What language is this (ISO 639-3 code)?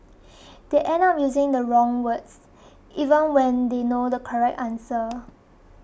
eng